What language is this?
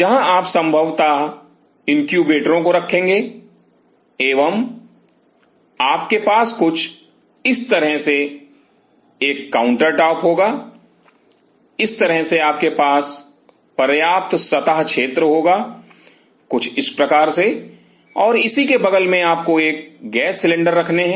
Hindi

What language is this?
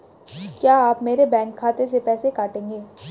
Hindi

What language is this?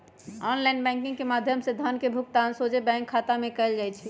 Magahi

